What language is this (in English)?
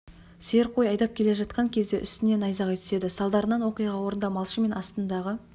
Kazakh